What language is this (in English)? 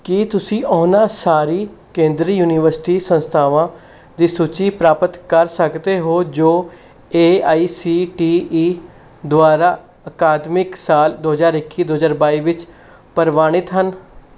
Punjabi